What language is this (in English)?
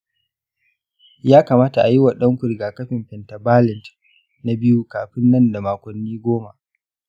Hausa